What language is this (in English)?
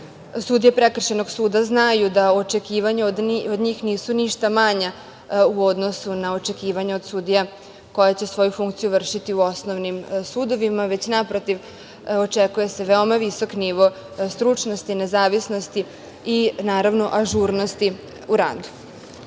Serbian